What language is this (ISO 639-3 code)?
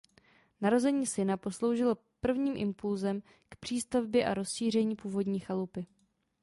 ces